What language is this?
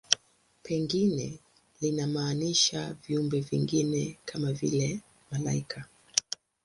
Swahili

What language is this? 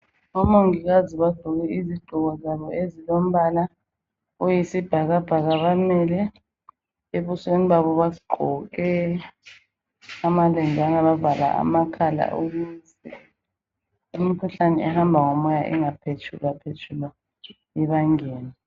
North Ndebele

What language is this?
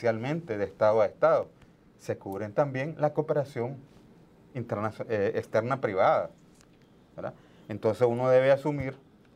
Spanish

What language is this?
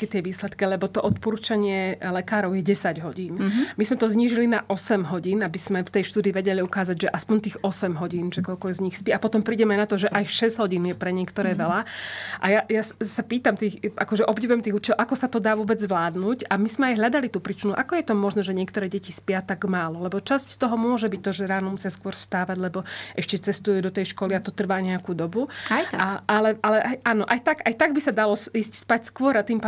Slovak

